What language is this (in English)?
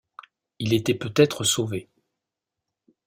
French